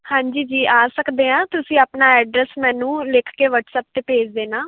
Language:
Punjabi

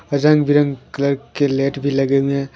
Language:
Hindi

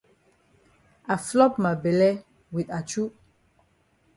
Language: Cameroon Pidgin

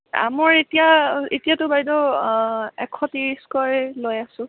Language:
Assamese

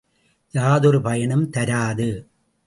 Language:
Tamil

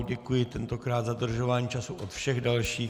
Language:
Czech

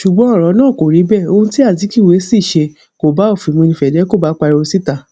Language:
Yoruba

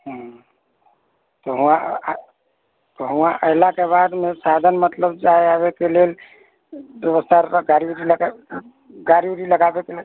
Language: Maithili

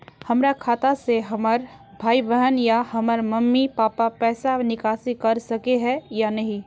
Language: Magahi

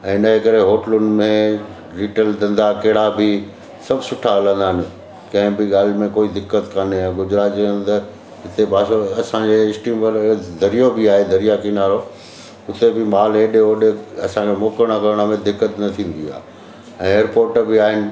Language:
Sindhi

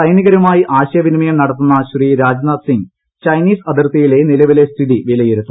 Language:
Malayalam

